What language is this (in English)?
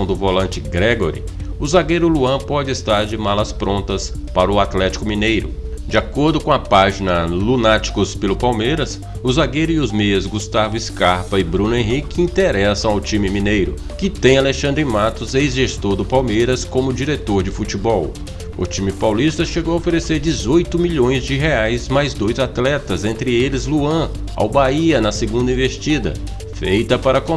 Portuguese